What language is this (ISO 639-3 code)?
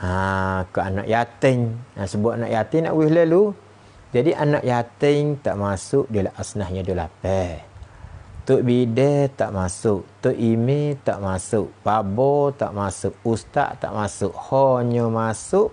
msa